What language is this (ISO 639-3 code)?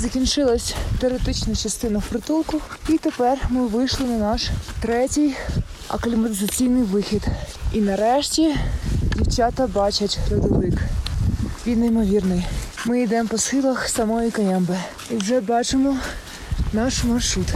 ukr